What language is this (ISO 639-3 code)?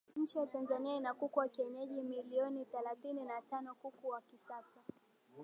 swa